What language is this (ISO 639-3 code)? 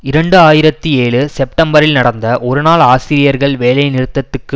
tam